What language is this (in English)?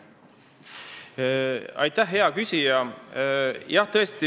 Estonian